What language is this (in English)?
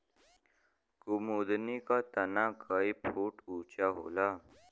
Bhojpuri